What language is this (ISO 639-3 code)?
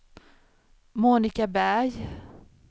swe